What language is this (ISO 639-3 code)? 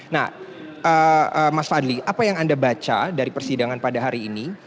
ind